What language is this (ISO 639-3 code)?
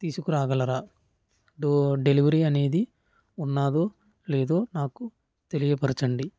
tel